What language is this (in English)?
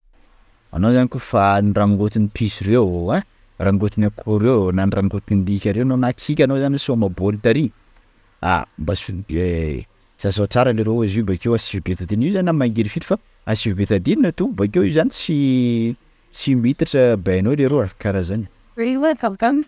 Sakalava Malagasy